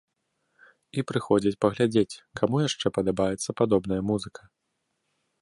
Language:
Belarusian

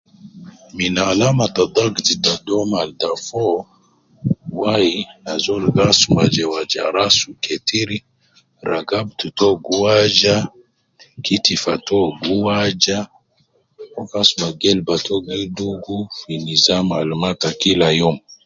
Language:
Nubi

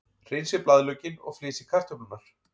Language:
Icelandic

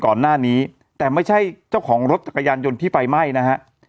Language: Thai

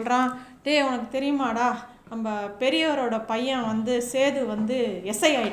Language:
Tamil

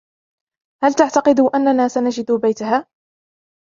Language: Arabic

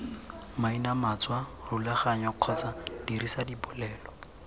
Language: Tswana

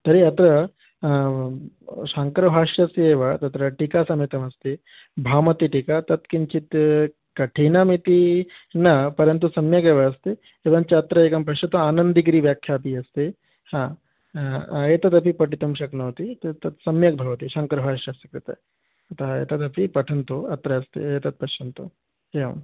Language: Sanskrit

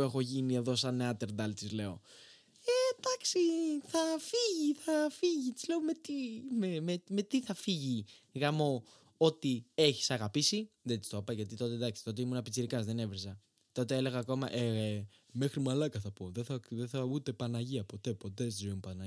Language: Greek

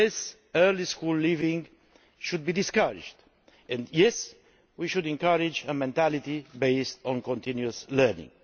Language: English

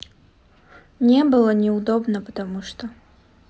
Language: Russian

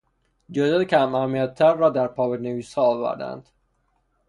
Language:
Persian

